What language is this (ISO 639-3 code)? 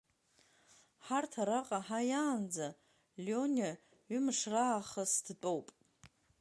abk